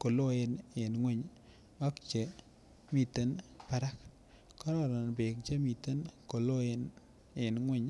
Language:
Kalenjin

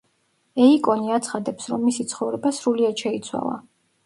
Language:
Georgian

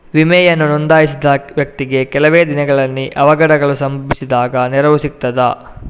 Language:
Kannada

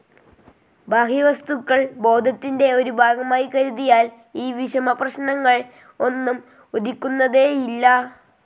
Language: Malayalam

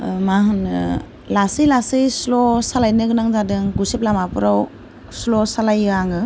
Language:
Bodo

